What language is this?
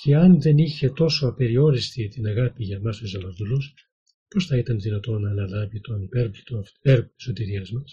Greek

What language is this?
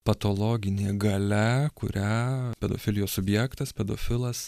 Lithuanian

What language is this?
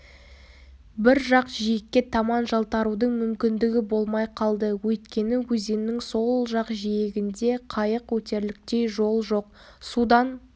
Kazakh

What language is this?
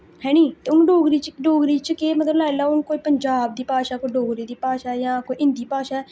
Dogri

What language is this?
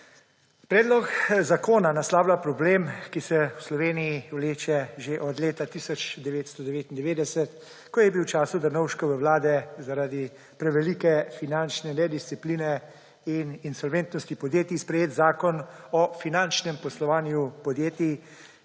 Slovenian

